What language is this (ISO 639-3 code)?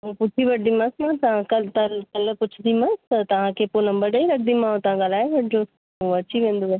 snd